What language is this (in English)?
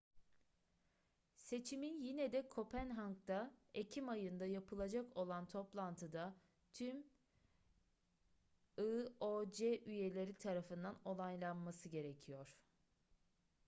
Turkish